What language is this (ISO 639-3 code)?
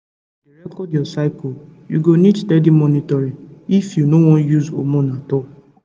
pcm